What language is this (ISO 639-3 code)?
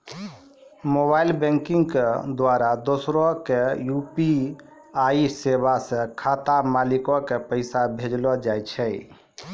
mai